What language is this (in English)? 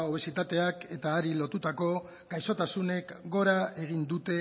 Basque